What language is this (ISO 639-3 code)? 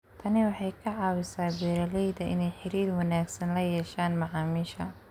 som